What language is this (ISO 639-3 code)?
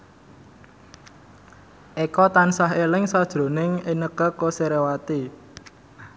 jav